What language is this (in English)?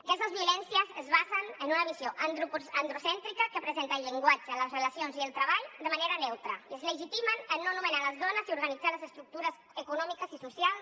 Catalan